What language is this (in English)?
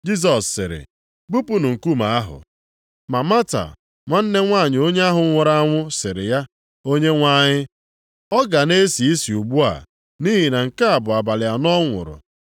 Igbo